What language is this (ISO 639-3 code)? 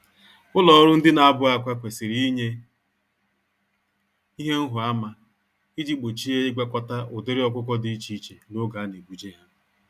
ibo